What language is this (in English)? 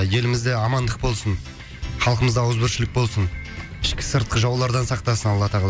Kazakh